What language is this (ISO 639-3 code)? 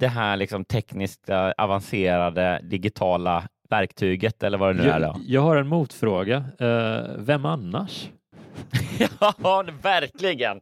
swe